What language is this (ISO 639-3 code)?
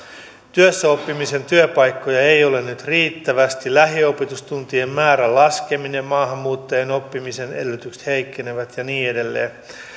fin